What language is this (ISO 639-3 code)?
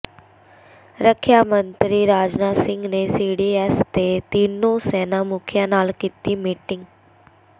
pan